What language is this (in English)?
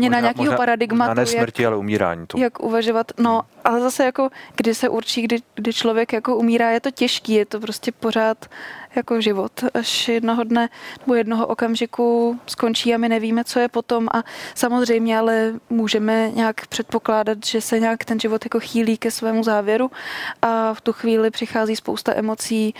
Czech